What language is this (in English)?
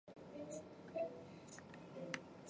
Chinese